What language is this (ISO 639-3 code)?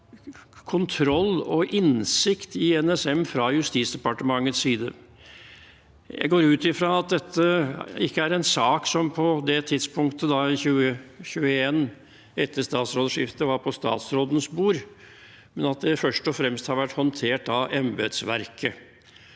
nor